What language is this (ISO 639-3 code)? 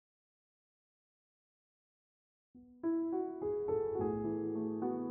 ind